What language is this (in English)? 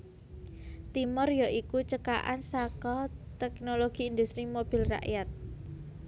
Javanese